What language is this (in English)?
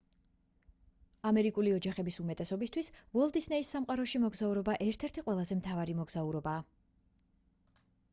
Georgian